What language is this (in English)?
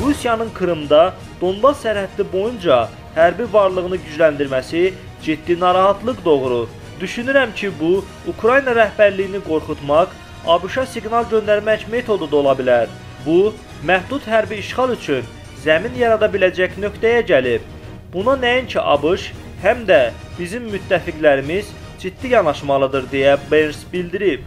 Turkish